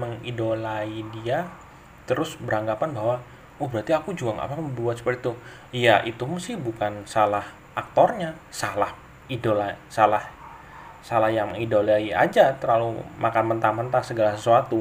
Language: Indonesian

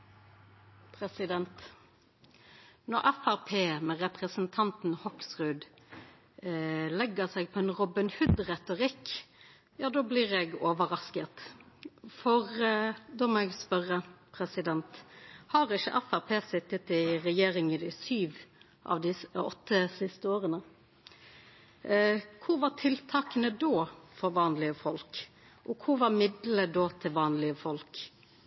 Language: Norwegian Nynorsk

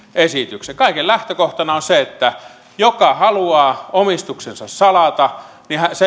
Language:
Finnish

